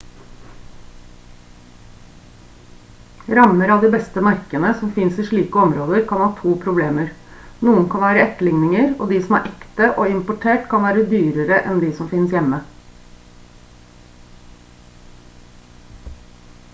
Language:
Norwegian Bokmål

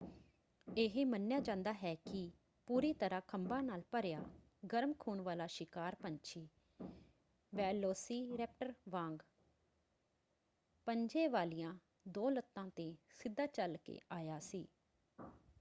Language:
Punjabi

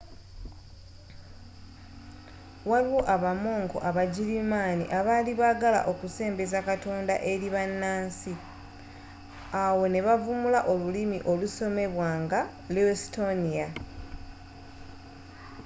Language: Ganda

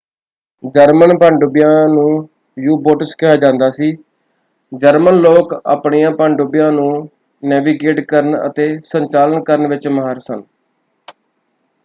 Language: Punjabi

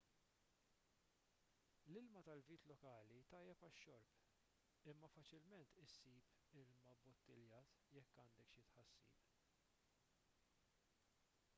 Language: Maltese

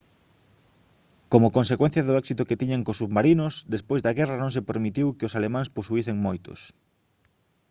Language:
Galician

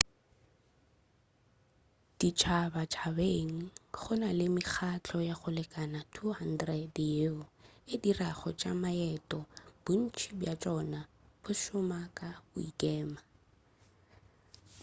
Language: Northern Sotho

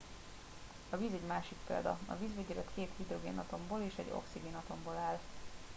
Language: Hungarian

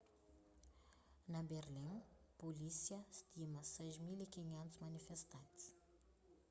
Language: Kabuverdianu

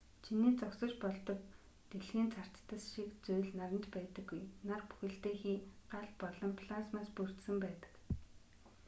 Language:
Mongolian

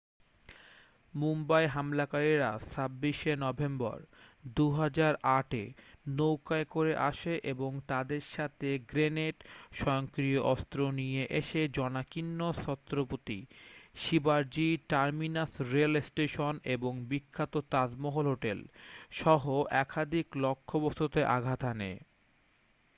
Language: Bangla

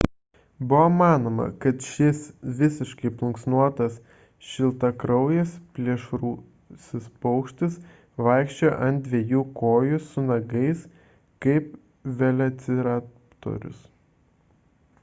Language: Lithuanian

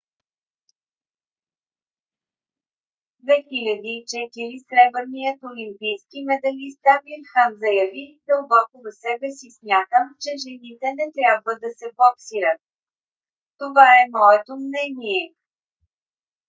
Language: Bulgarian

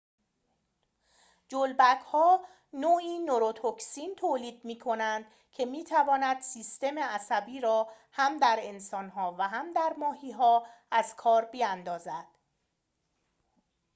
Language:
Persian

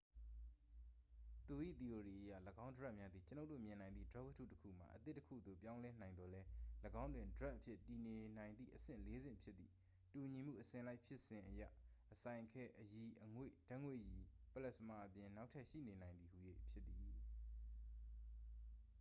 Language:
Burmese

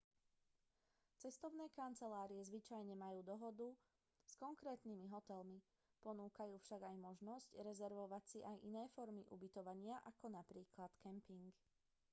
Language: Slovak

